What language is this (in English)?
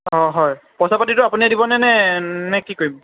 Assamese